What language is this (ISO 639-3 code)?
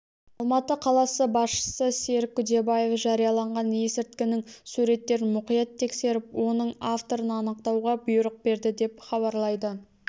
kaz